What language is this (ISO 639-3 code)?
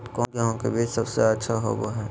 mag